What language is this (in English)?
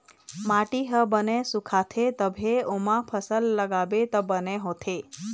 Chhattisgarhi